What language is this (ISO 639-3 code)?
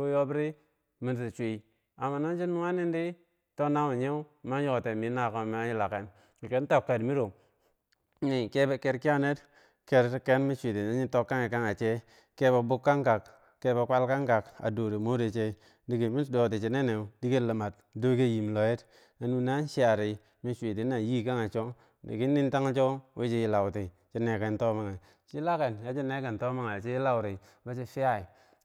bsj